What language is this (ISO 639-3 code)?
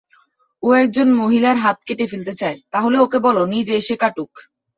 ben